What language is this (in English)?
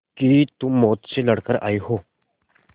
Hindi